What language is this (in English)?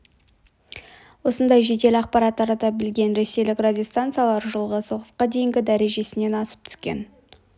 Kazakh